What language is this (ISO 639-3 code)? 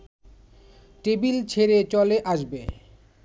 ben